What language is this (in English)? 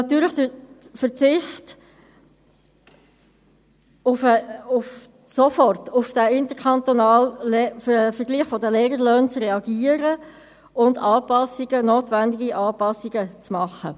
Swiss German